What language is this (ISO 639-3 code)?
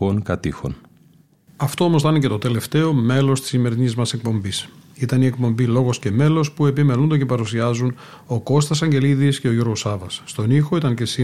ell